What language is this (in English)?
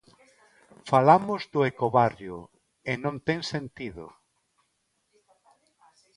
Galician